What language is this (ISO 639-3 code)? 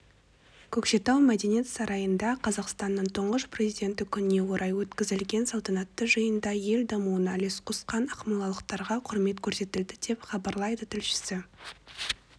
kaz